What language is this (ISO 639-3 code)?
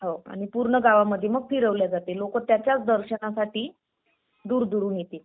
mar